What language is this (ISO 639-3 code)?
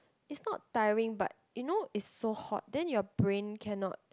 eng